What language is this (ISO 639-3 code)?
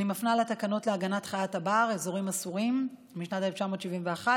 heb